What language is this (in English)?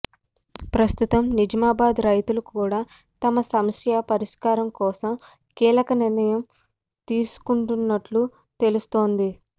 Telugu